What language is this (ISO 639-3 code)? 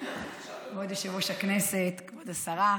heb